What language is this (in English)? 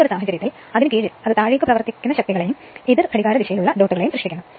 Malayalam